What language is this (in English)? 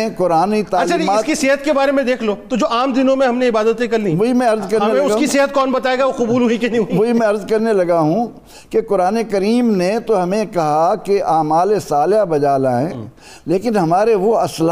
Urdu